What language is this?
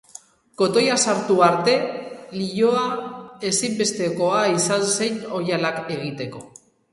Basque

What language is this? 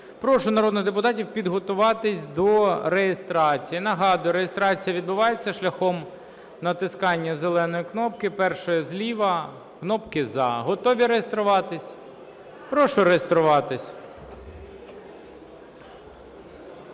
Ukrainian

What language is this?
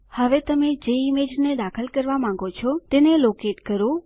Gujarati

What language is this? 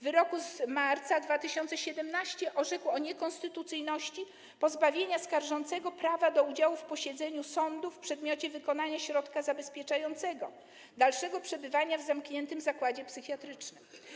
Polish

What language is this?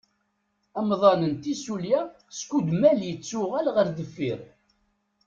Kabyle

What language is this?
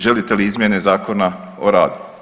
Croatian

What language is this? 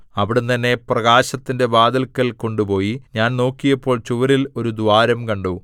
Malayalam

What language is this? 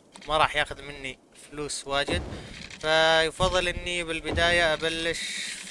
Arabic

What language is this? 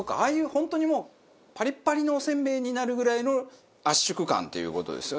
Japanese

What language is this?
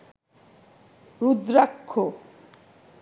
Bangla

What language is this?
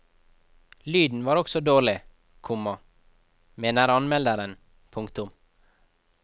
Norwegian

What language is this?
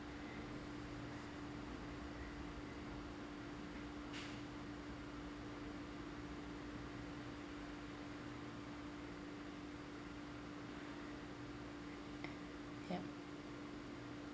English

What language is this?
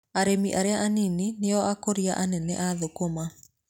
Kikuyu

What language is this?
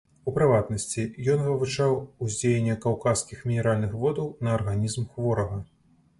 Belarusian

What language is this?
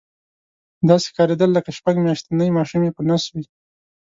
Pashto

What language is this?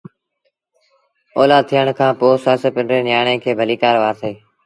Sindhi Bhil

